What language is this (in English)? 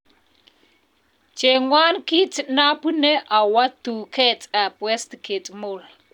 Kalenjin